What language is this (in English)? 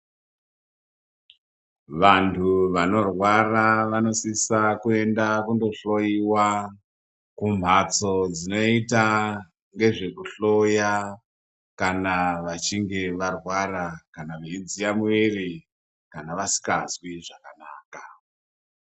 Ndau